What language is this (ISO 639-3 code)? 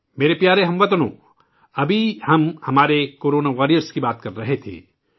urd